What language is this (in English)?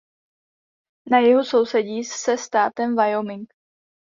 Czech